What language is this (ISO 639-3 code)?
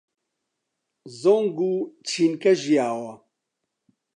ckb